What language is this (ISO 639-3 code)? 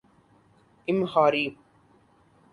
urd